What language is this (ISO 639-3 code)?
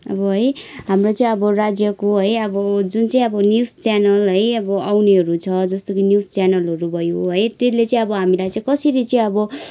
nep